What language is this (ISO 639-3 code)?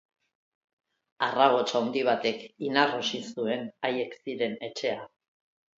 eus